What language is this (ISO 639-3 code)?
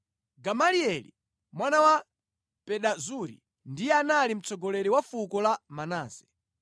nya